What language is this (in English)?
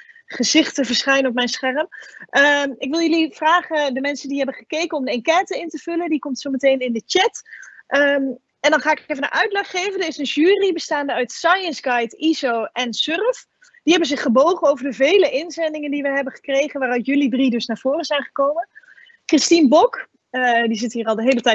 Dutch